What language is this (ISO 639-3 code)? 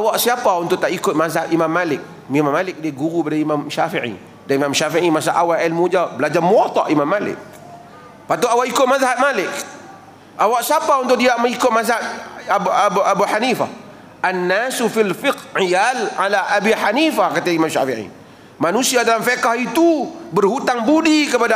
msa